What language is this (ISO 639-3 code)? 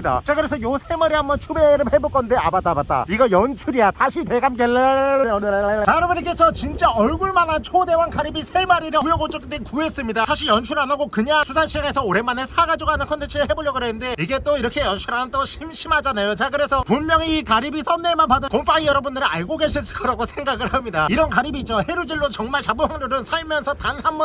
kor